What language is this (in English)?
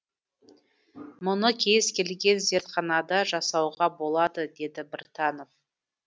Kazakh